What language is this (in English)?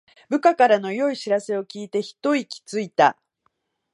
Japanese